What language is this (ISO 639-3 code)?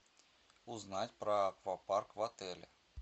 rus